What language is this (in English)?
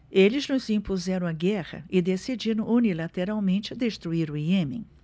Portuguese